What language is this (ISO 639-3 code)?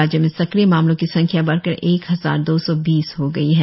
hin